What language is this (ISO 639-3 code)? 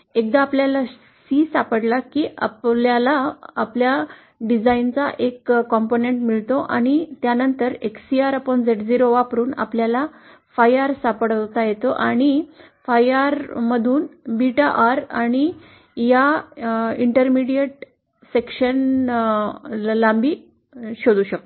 mar